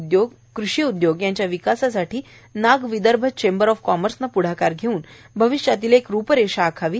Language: Marathi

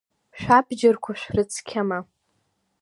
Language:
Abkhazian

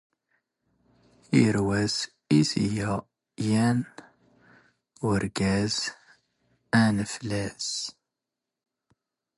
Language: Standard Moroccan Tamazight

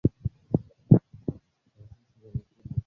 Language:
Swahili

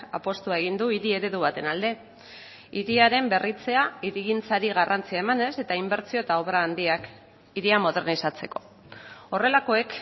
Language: Basque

